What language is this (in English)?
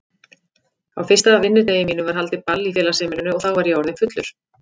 Icelandic